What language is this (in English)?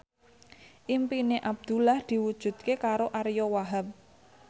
Javanese